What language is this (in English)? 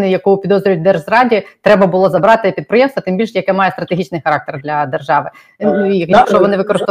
Ukrainian